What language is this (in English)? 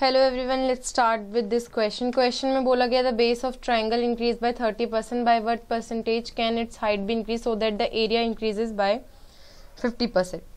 Hindi